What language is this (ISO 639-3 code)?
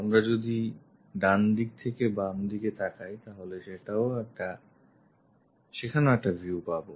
ben